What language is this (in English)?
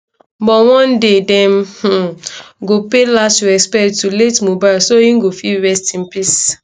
Nigerian Pidgin